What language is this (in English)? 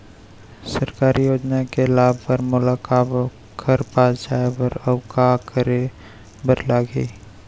Chhattisgarhi